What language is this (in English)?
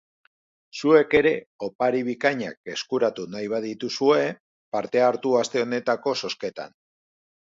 Basque